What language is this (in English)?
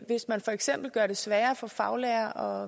Danish